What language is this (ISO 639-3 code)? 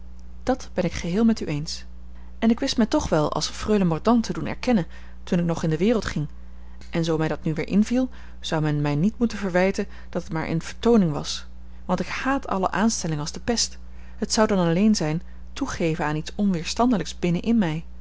nld